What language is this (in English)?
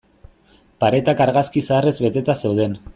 Basque